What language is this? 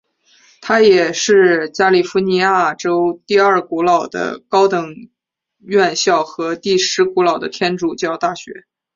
Chinese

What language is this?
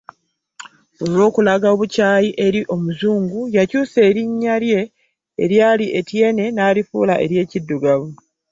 Ganda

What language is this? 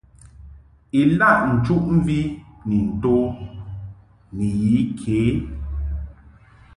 Mungaka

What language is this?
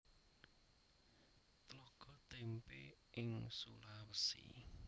Javanese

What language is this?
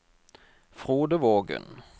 Norwegian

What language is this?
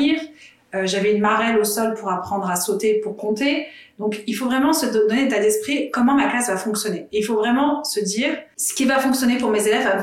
French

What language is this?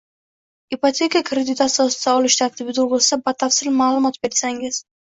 Uzbek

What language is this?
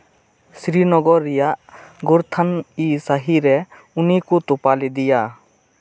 Santali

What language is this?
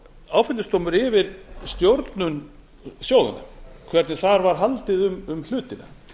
Icelandic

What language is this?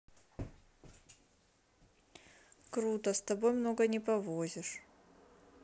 Russian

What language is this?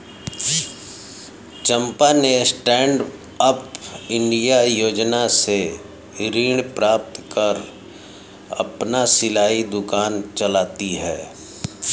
Hindi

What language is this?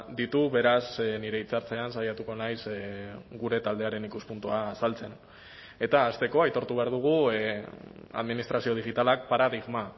Basque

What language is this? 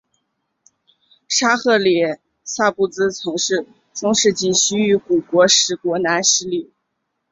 Chinese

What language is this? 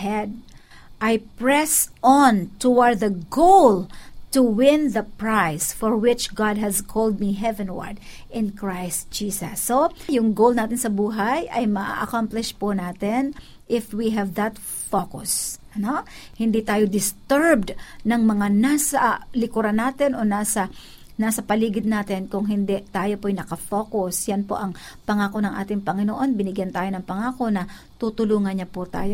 Filipino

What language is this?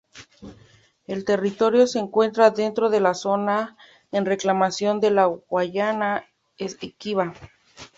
Spanish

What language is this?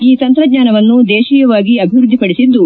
Kannada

